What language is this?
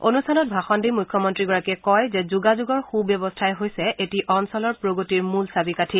Assamese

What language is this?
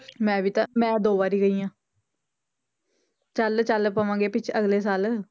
Punjabi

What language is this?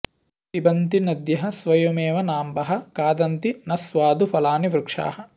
Sanskrit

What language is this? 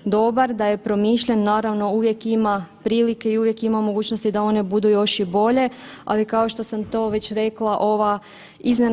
Croatian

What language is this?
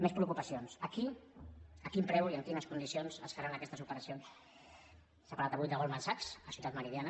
Catalan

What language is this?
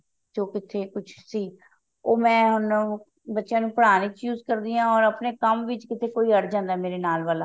Punjabi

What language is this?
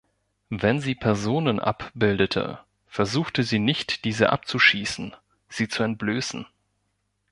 German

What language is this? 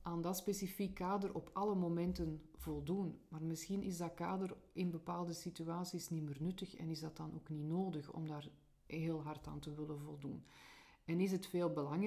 Dutch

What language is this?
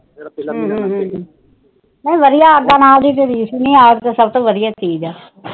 Punjabi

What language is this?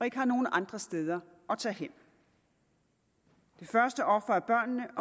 Danish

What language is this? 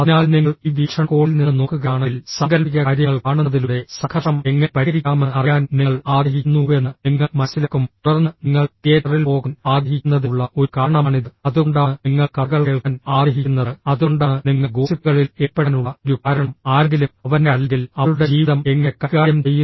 Malayalam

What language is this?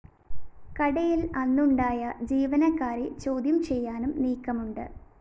Malayalam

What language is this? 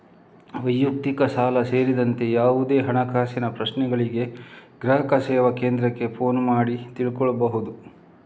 Kannada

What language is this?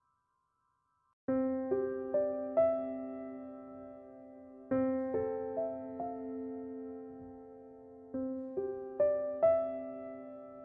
Korean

